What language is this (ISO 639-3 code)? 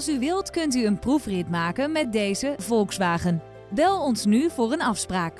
nld